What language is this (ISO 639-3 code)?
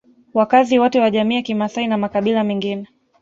swa